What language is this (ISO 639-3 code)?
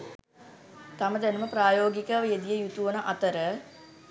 sin